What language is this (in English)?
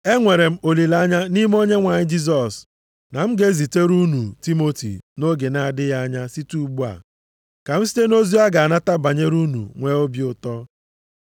Igbo